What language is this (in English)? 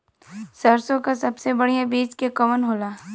Bhojpuri